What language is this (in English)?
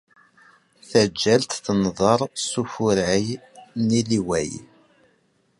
Kabyle